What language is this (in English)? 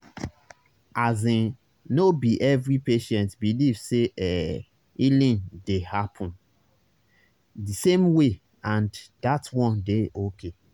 Nigerian Pidgin